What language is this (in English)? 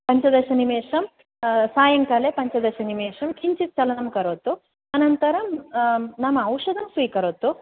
Sanskrit